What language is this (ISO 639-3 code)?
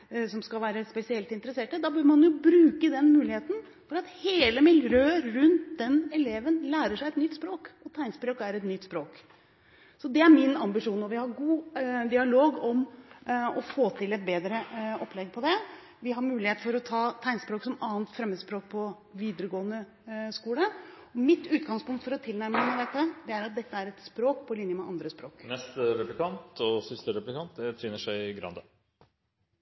nob